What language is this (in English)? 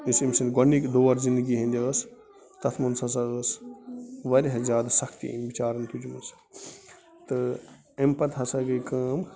Kashmiri